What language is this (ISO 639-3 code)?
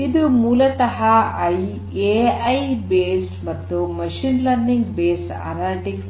kan